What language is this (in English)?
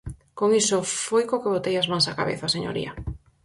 Galician